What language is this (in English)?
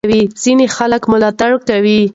Pashto